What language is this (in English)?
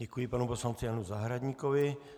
Czech